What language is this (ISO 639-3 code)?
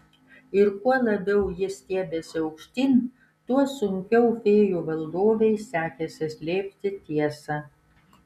lit